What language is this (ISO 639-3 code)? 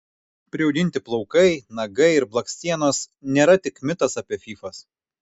lit